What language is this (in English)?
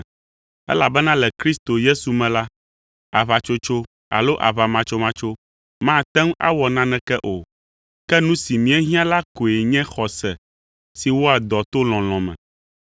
Ewe